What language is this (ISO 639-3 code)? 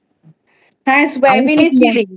ben